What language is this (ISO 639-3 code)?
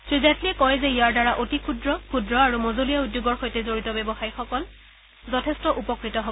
asm